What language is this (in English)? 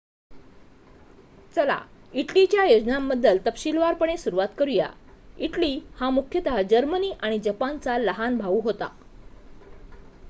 Marathi